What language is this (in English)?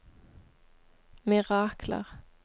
Norwegian